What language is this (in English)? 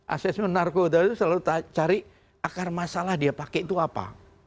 Indonesian